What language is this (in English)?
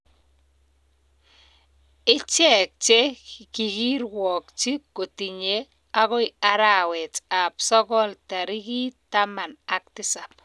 Kalenjin